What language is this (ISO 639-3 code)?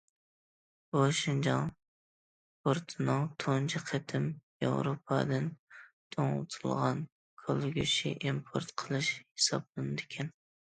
uig